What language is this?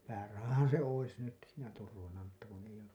Finnish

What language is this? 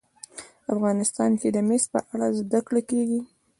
Pashto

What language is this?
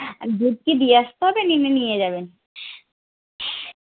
Bangla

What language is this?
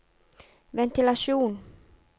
Norwegian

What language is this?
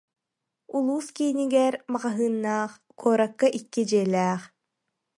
Yakut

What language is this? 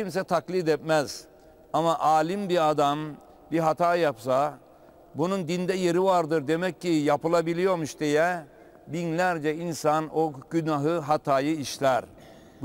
Turkish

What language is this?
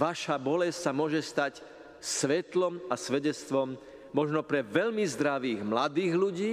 Slovak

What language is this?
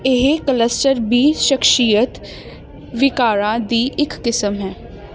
Punjabi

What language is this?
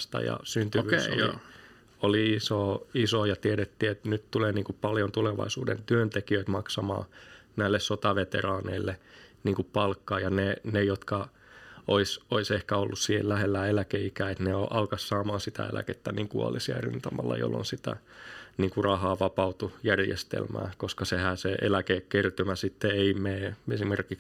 Finnish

